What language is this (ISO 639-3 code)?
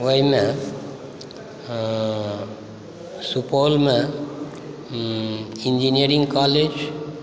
mai